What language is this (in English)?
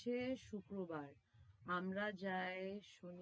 Bangla